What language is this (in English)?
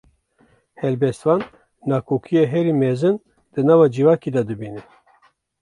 Kurdish